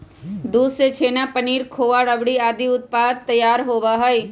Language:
Magahi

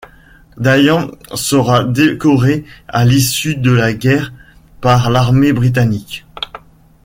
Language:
French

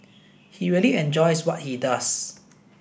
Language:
English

